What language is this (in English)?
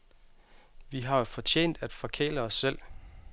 Danish